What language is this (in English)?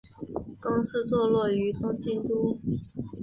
Chinese